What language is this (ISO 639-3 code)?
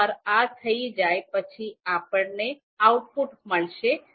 guj